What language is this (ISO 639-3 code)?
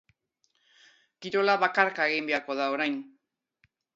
eus